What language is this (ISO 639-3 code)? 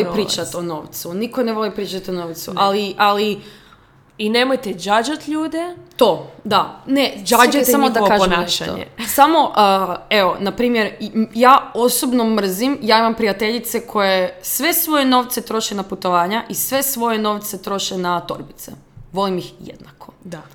hrv